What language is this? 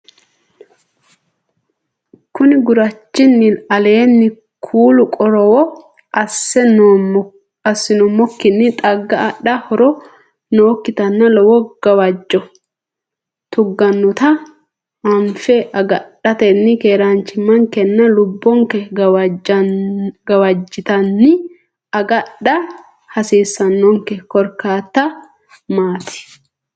Sidamo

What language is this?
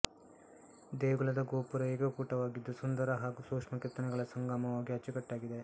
Kannada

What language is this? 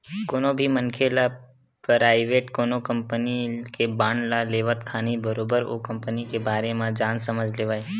Chhattisgarhi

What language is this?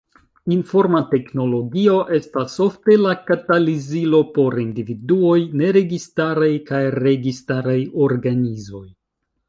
Esperanto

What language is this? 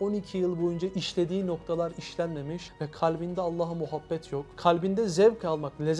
Turkish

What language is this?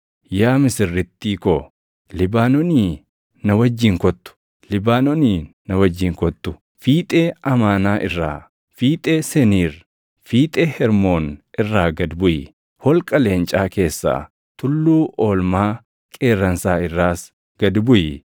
Oromo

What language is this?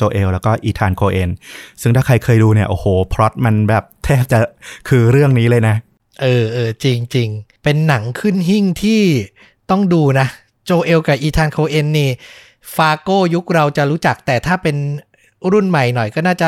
Thai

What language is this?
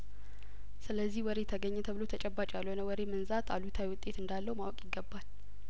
Amharic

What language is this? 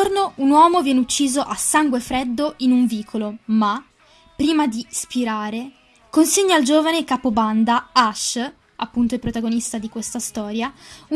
Italian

